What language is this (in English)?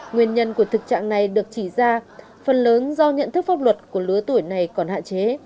Vietnamese